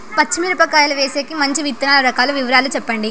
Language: Telugu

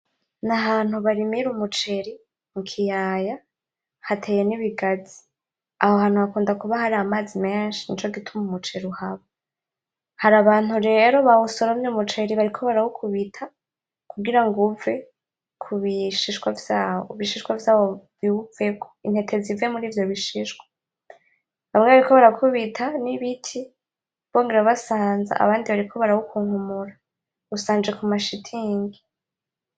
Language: Rundi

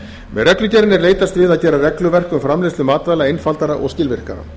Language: Icelandic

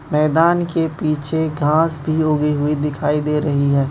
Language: Hindi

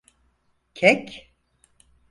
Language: Turkish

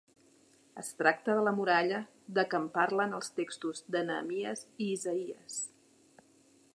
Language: Catalan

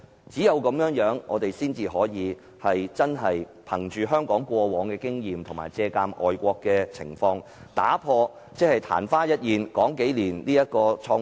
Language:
Cantonese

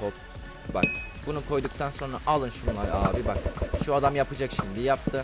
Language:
Turkish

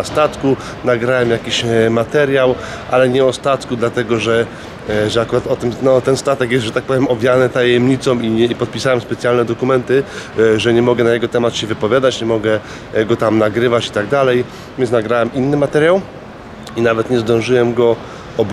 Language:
Polish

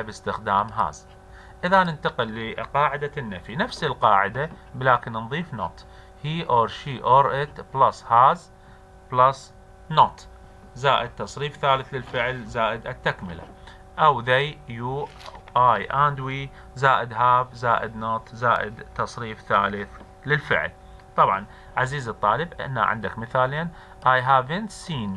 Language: Arabic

